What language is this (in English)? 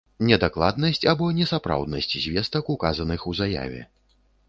Belarusian